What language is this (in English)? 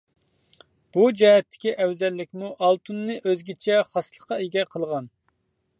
Uyghur